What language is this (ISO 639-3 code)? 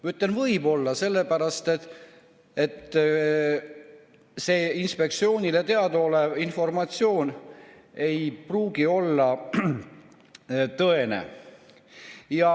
est